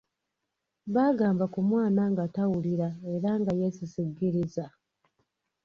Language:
Ganda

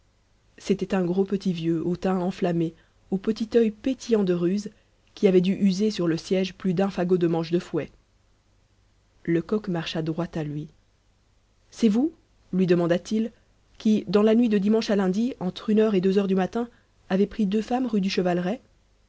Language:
French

